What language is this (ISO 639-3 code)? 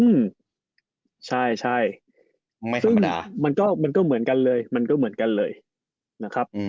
tha